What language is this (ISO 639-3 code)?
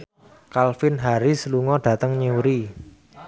jav